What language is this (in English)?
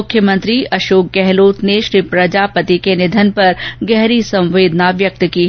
Hindi